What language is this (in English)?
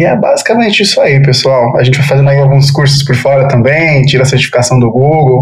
Portuguese